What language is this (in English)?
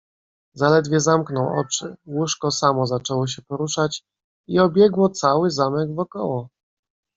Polish